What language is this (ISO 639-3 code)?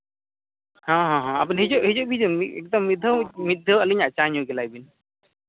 sat